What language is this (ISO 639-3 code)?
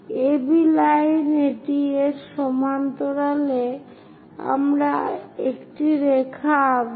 ben